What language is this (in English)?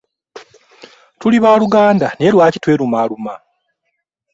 Ganda